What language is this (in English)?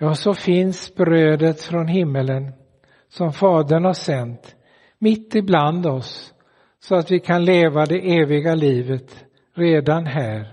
Swedish